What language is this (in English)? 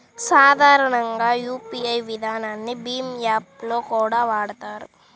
Telugu